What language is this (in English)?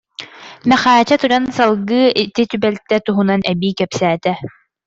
Yakut